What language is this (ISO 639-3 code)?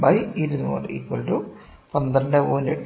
mal